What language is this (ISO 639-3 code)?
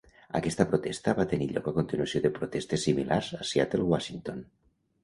cat